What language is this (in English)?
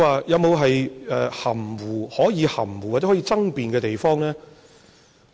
Cantonese